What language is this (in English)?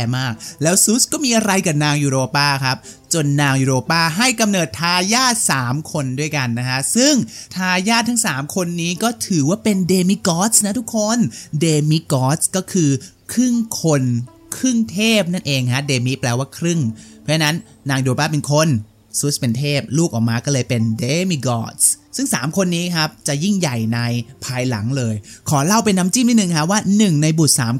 Thai